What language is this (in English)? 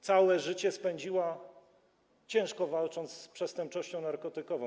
Polish